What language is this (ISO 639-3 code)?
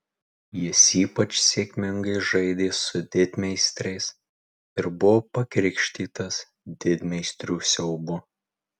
lit